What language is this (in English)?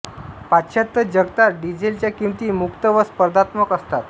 Marathi